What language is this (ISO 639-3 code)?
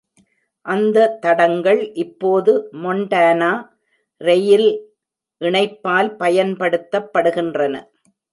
tam